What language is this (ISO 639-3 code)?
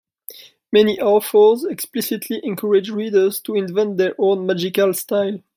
eng